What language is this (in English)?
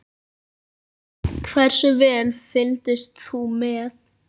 Icelandic